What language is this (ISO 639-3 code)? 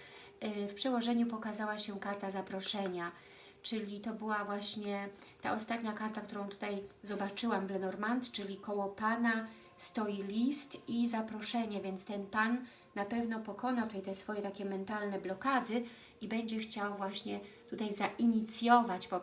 pol